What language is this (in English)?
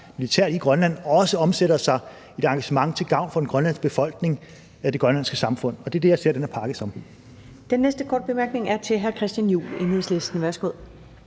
Danish